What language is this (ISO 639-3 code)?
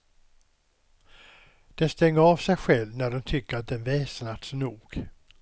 swe